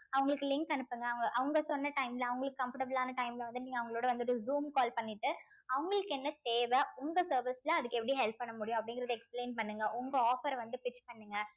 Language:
Tamil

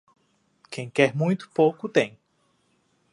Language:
Portuguese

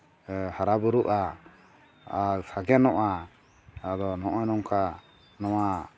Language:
Santali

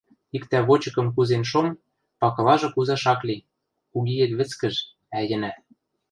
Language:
Western Mari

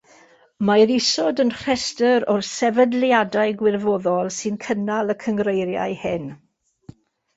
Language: Welsh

